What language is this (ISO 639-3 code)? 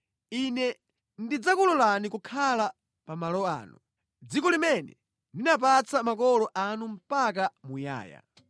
nya